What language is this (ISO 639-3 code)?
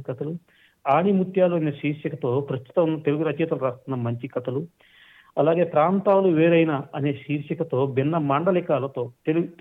tel